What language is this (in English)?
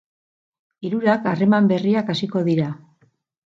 Basque